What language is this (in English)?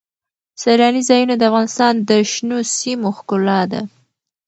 Pashto